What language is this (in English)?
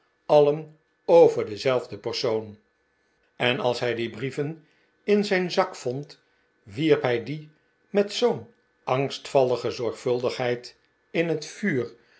Dutch